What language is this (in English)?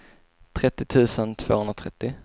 Swedish